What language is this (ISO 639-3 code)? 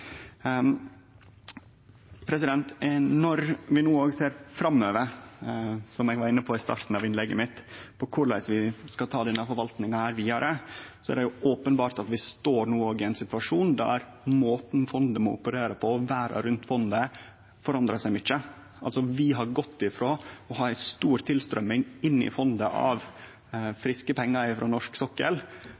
nno